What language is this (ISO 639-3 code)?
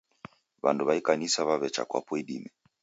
dav